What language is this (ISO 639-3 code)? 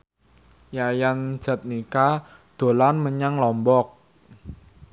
jav